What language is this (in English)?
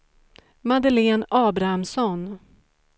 Swedish